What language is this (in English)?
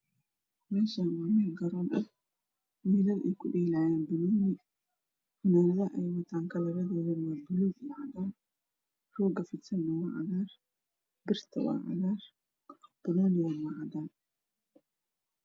Somali